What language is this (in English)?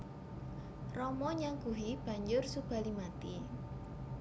Javanese